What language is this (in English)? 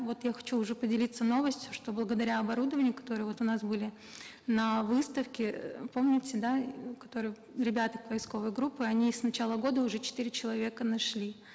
Kazakh